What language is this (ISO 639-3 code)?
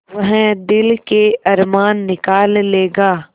hin